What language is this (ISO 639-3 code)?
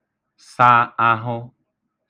ibo